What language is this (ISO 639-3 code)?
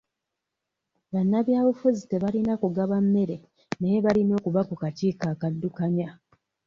lug